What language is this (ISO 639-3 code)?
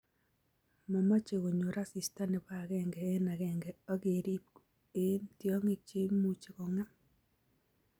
kln